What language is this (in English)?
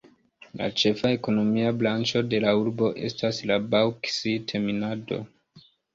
Esperanto